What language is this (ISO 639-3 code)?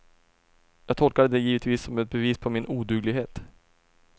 swe